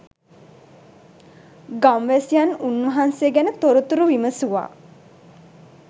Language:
Sinhala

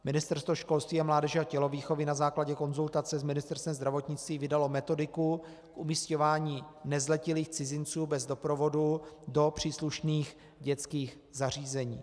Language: Czech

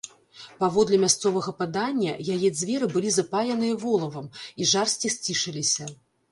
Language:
Belarusian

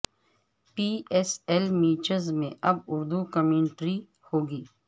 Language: Urdu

